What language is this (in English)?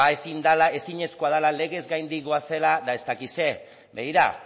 Basque